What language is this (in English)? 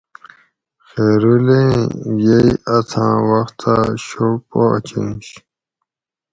Gawri